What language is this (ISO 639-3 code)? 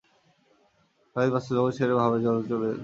ben